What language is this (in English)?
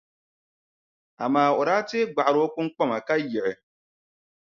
Dagbani